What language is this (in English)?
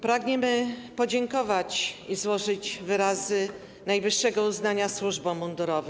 Polish